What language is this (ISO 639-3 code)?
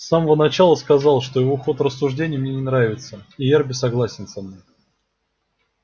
rus